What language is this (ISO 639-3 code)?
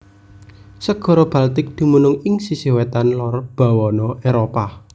jav